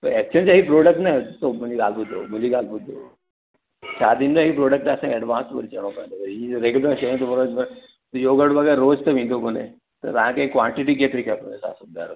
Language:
Sindhi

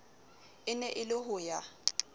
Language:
Southern Sotho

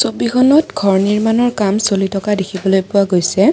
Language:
Assamese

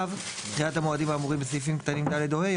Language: Hebrew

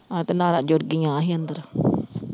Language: Punjabi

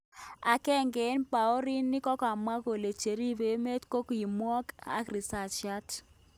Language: Kalenjin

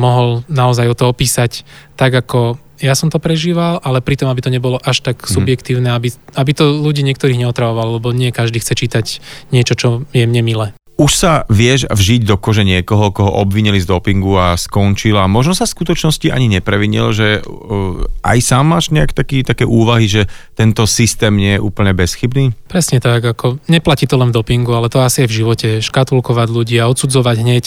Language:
Slovak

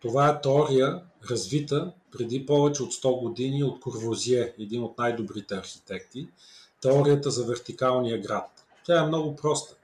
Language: Bulgarian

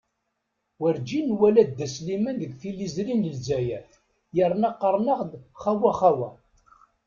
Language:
Kabyle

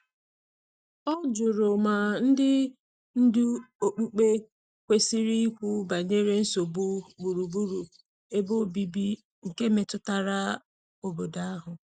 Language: Igbo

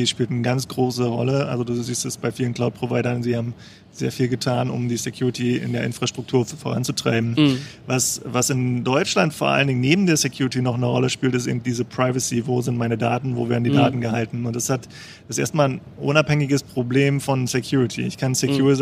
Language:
German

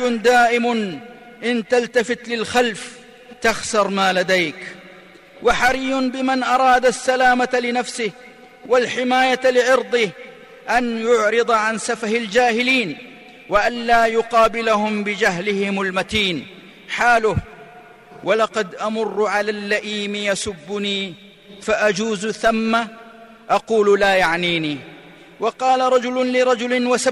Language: Arabic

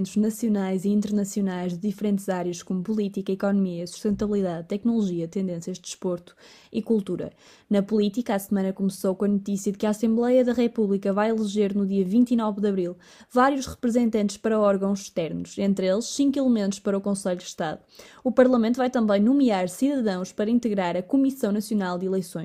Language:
Portuguese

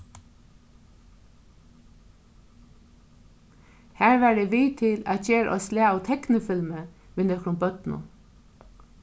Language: Faroese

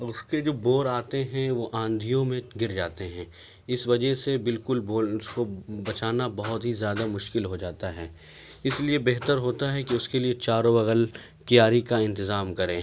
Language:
Urdu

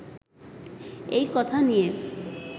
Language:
Bangla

